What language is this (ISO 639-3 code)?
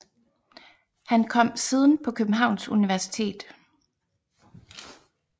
dan